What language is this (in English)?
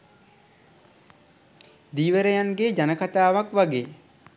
Sinhala